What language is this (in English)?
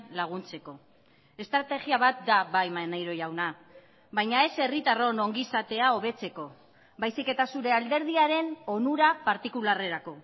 Basque